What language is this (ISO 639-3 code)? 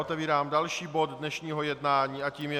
ces